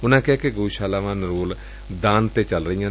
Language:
Punjabi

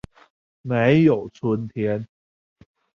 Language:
Chinese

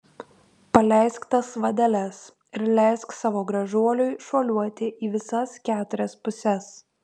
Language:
Lithuanian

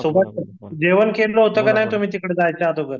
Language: Marathi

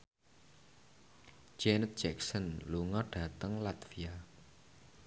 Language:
Javanese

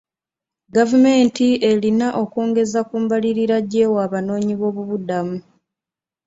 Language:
Ganda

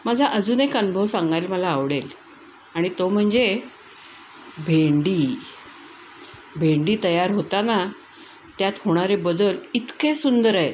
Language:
Marathi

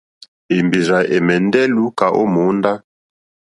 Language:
Mokpwe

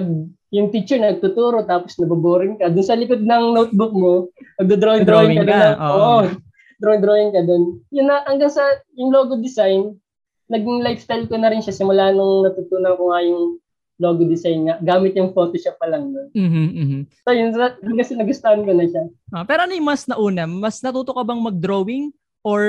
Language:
Filipino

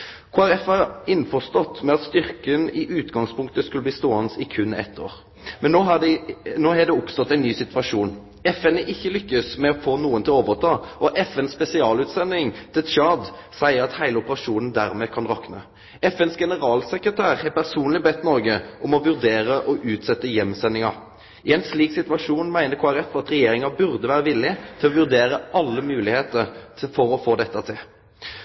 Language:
Norwegian Nynorsk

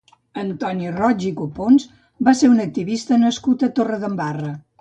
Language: Catalan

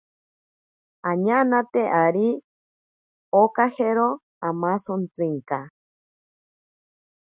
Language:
Ashéninka Perené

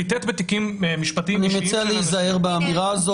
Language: Hebrew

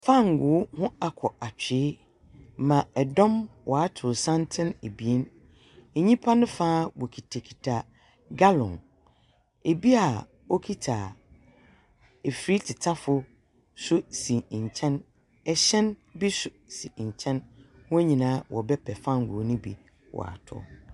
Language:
Akan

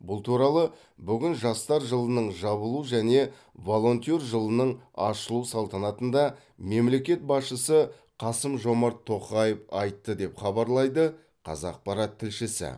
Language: Kazakh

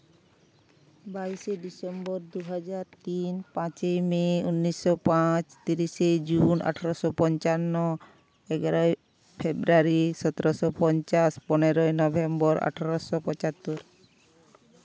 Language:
Santali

